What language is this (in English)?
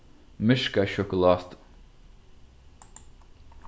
Faroese